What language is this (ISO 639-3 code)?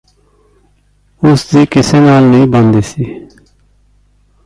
pan